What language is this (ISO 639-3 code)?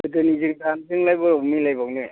brx